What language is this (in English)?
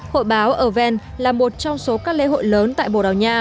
Vietnamese